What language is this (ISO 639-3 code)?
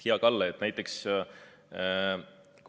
est